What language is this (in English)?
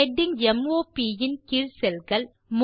Tamil